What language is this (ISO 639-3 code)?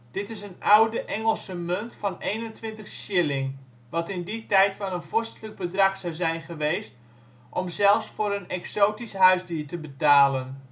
nld